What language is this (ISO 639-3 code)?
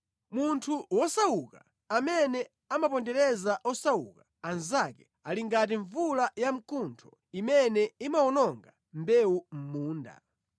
nya